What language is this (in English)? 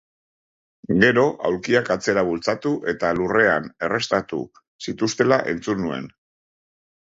Basque